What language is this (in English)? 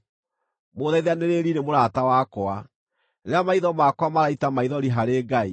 Kikuyu